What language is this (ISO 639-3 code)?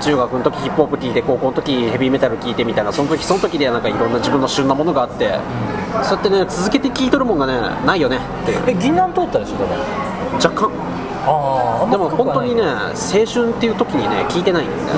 jpn